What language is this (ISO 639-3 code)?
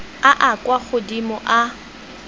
tsn